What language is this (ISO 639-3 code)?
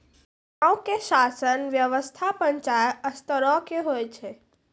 mai